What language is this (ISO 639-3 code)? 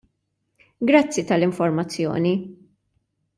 mlt